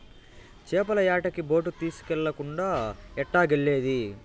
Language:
Telugu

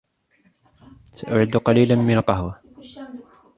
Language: Arabic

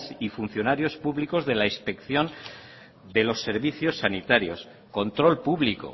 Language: Spanish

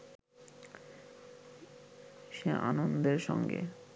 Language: Bangla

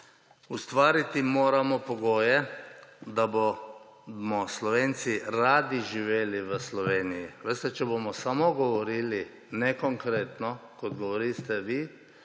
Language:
Slovenian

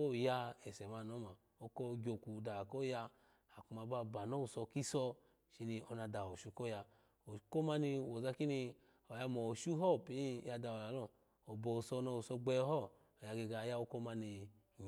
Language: Alago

